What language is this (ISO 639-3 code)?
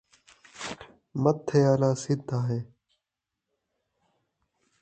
skr